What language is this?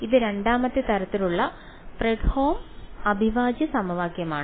Malayalam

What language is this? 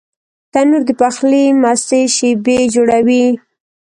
Pashto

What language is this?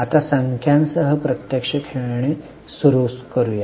Marathi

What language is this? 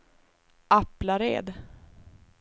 Swedish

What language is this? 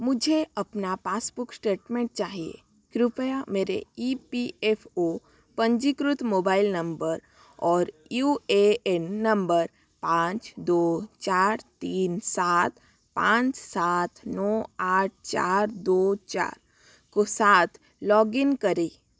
Hindi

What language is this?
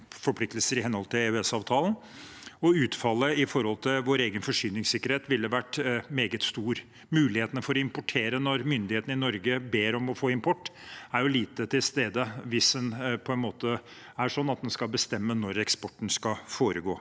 Norwegian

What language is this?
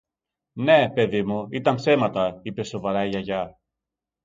Greek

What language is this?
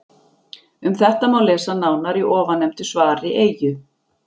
Icelandic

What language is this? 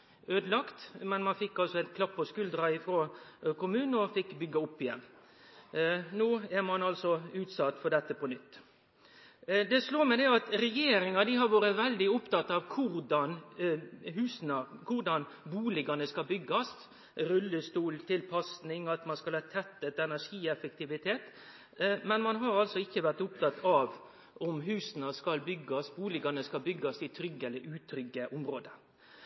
Norwegian Nynorsk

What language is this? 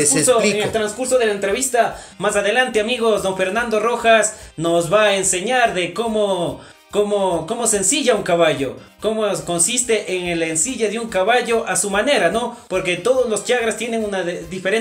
Spanish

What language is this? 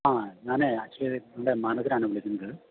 Malayalam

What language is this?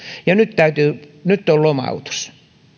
Finnish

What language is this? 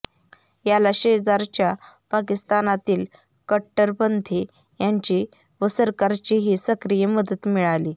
Marathi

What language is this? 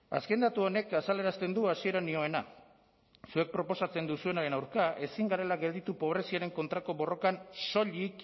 Basque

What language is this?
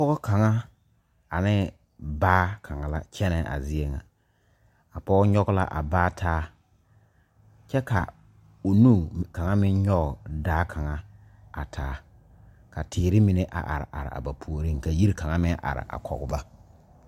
Southern Dagaare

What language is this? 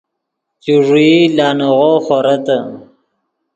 Yidgha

